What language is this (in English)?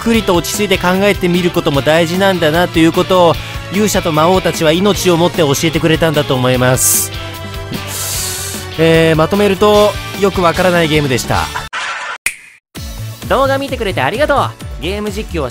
Japanese